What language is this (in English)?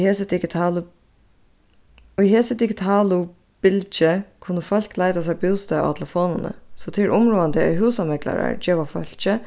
Faroese